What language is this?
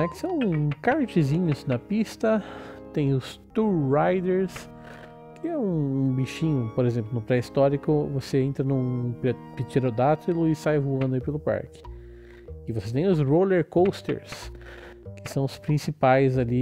Portuguese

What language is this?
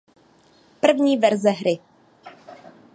Czech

